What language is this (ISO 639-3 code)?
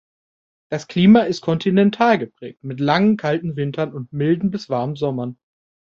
deu